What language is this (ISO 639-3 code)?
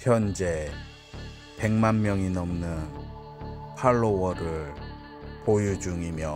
kor